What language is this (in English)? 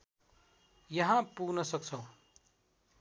Nepali